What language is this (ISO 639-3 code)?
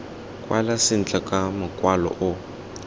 tsn